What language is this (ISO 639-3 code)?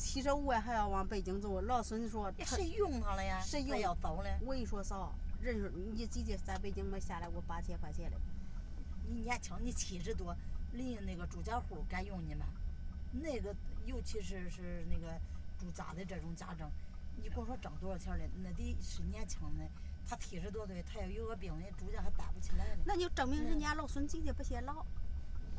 zho